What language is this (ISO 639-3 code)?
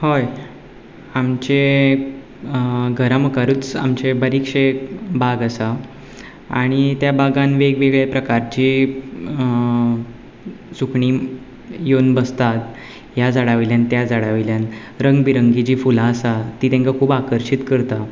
kok